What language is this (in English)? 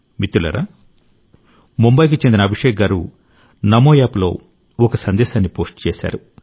Telugu